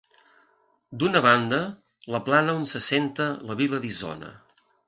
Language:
Catalan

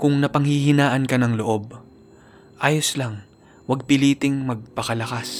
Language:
Filipino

